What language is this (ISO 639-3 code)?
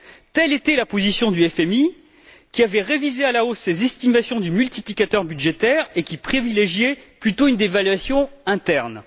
fra